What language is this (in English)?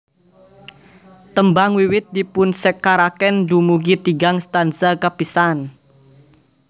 Javanese